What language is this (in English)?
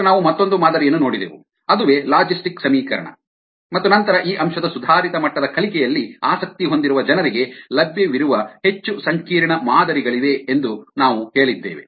Kannada